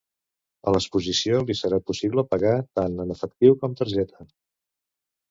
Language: Catalan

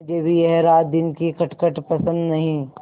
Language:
Hindi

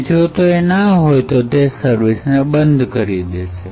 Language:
Gujarati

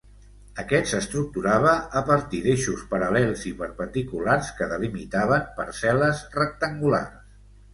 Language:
Catalan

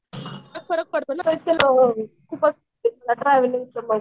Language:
Marathi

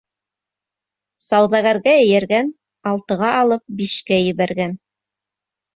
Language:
Bashkir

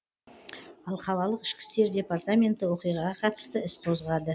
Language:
Kazakh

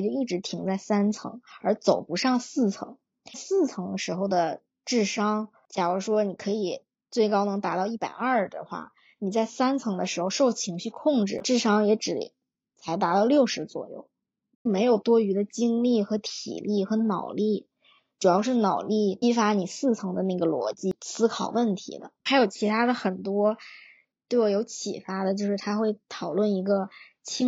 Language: Chinese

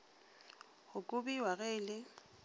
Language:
Northern Sotho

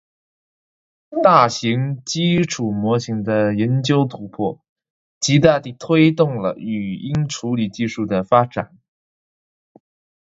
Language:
Chinese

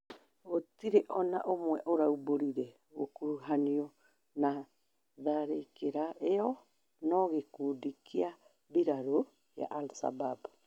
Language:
Kikuyu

